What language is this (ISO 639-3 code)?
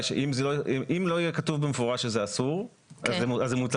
heb